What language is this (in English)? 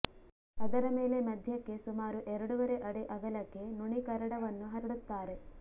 Kannada